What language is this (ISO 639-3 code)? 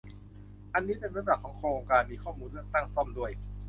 tha